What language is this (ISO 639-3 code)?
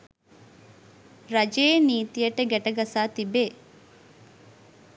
sin